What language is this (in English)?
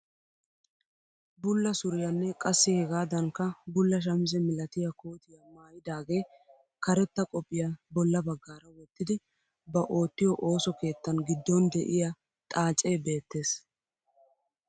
Wolaytta